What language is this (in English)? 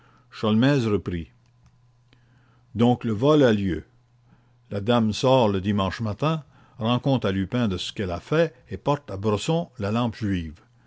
French